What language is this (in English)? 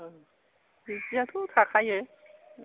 Bodo